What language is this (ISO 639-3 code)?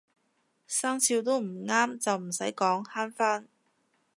yue